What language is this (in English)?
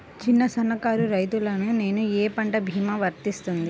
Telugu